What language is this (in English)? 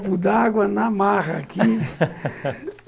Portuguese